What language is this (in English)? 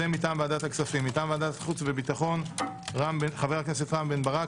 Hebrew